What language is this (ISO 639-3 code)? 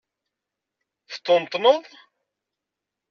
kab